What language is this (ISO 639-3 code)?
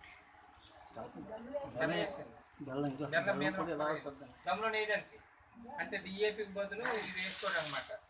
spa